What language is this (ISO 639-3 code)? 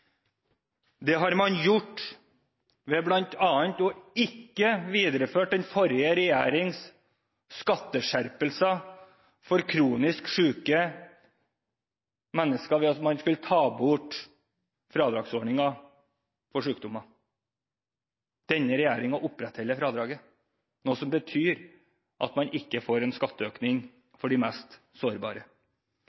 nob